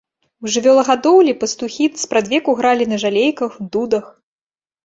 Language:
Belarusian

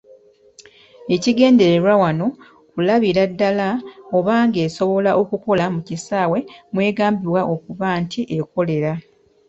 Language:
Ganda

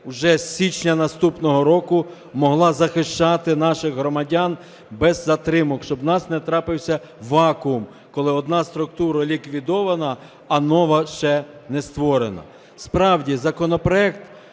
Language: Ukrainian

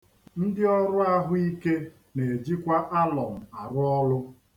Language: Igbo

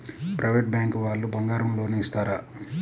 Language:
Telugu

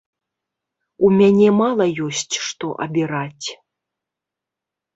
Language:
Belarusian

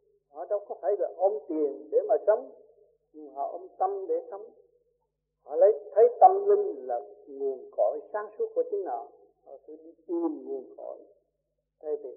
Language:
Vietnamese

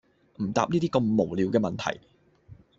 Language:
Cantonese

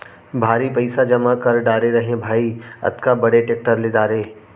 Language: Chhattisgarhi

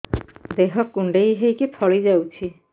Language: Odia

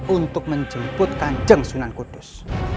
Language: Indonesian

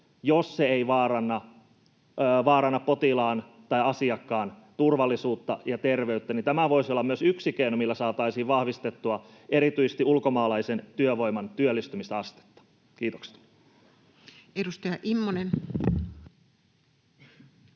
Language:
Finnish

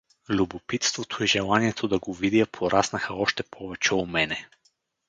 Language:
Bulgarian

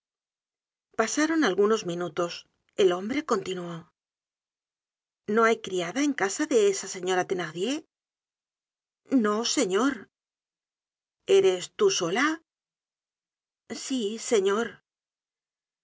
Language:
Spanish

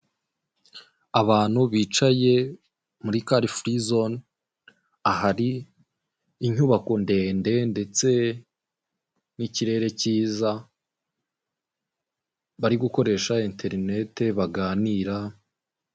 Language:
Kinyarwanda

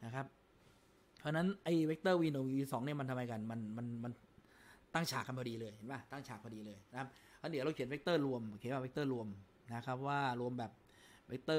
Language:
Thai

